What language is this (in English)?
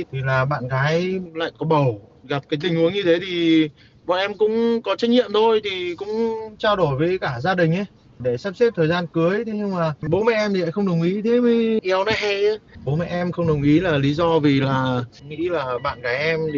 Vietnamese